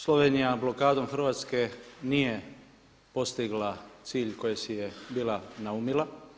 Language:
Croatian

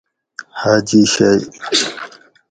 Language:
Gawri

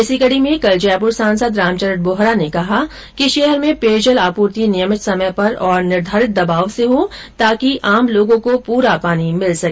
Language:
Hindi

